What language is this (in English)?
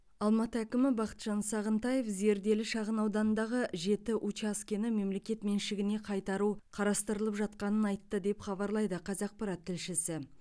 Kazakh